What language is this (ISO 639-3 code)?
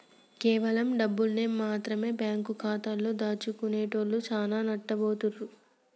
tel